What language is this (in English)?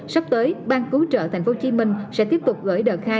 Vietnamese